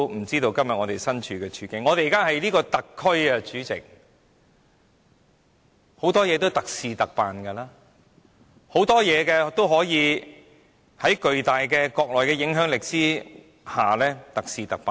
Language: Cantonese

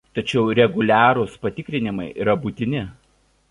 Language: Lithuanian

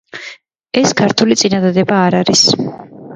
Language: Georgian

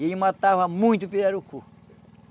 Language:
Portuguese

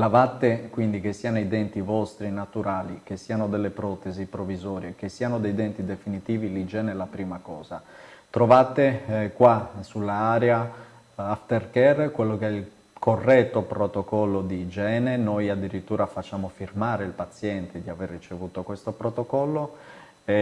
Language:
Italian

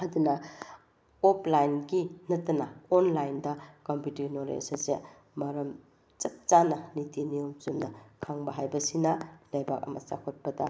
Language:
Manipuri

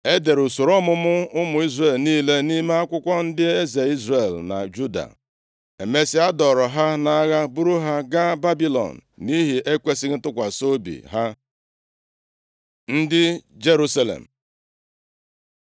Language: Igbo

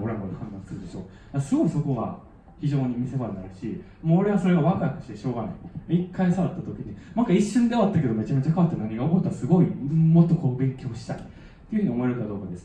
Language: Japanese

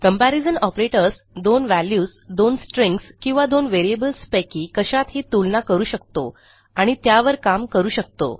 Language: Marathi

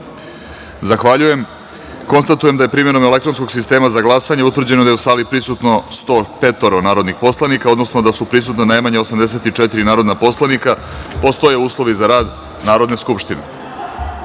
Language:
Serbian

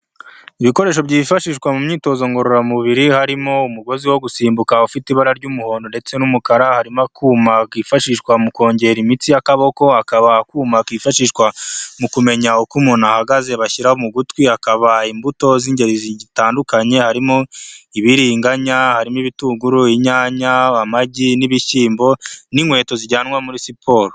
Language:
Kinyarwanda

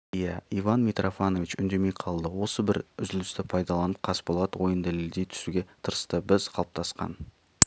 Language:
Kazakh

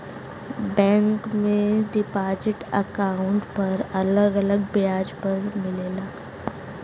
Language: Bhojpuri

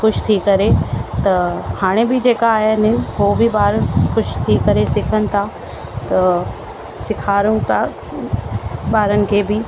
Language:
Sindhi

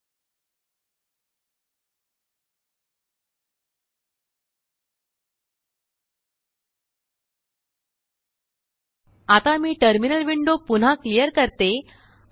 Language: Marathi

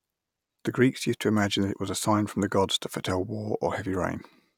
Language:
English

